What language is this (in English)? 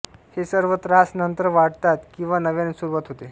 Marathi